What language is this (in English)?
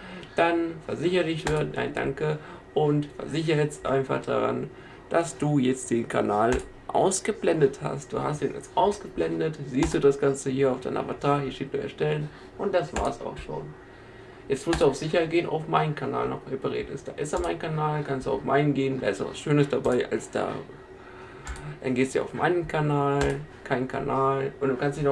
German